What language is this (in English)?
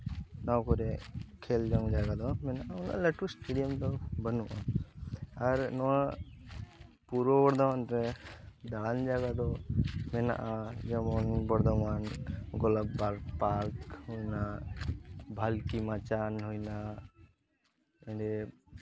Santali